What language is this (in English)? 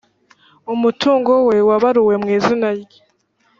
Kinyarwanda